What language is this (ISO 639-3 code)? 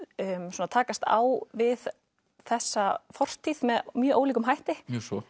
isl